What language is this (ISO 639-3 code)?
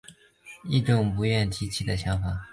zho